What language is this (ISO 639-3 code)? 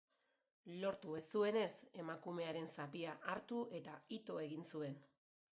eus